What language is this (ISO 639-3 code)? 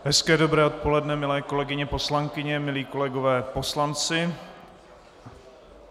ces